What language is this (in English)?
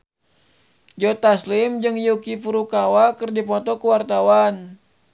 Sundanese